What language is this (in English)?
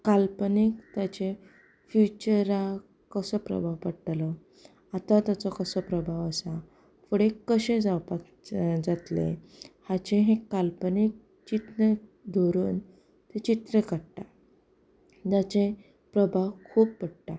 Konkani